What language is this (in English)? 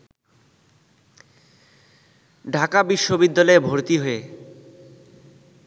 Bangla